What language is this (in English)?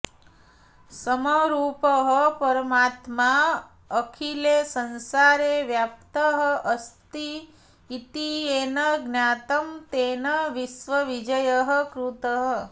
Sanskrit